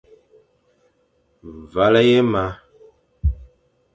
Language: Fang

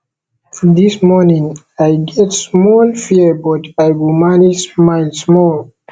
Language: Nigerian Pidgin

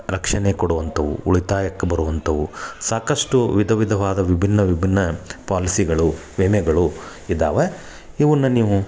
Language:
Kannada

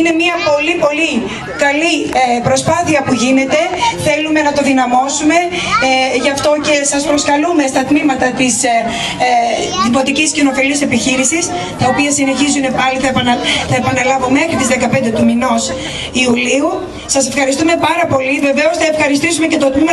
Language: Greek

